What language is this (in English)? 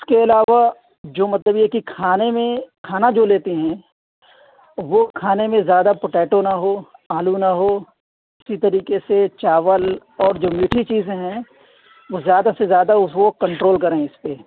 Urdu